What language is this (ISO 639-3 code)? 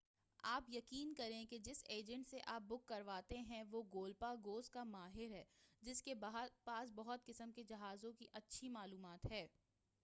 urd